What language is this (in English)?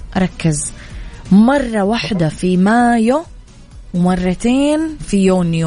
Arabic